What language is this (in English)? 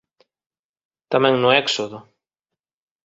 Galician